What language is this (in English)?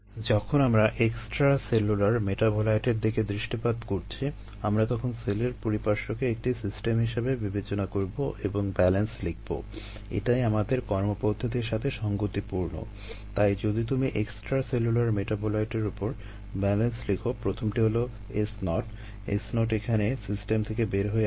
Bangla